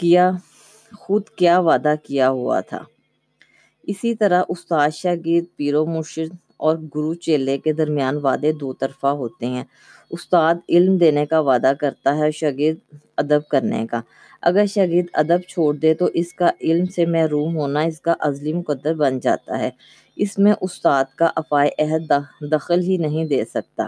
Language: Urdu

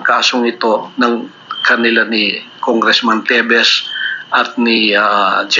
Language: Filipino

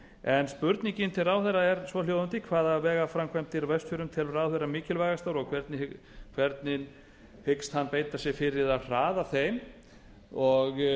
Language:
Icelandic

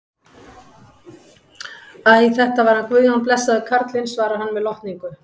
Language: Icelandic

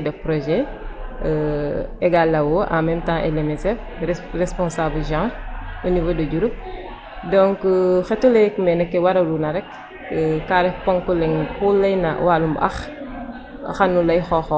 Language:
Serer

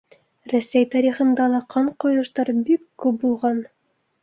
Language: Bashkir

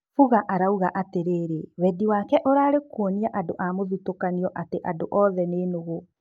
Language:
Kikuyu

